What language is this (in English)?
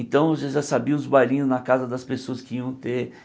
Portuguese